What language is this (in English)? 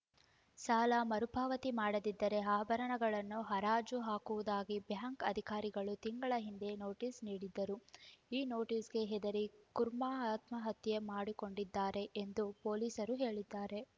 Kannada